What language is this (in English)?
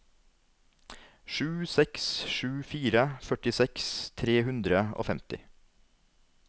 Norwegian